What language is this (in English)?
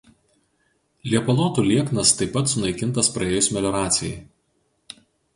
Lithuanian